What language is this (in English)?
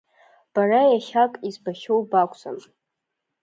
Abkhazian